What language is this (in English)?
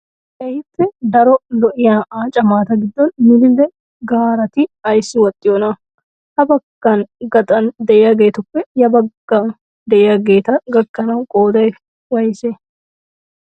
Wolaytta